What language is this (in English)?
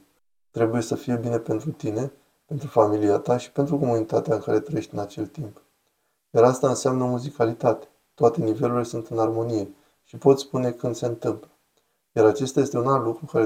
Romanian